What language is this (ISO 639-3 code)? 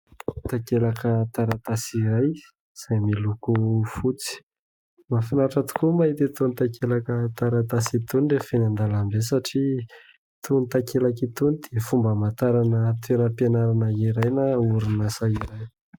mlg